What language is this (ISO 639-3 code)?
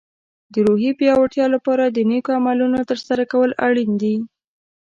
pus